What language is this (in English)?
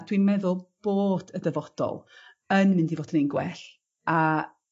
Welsh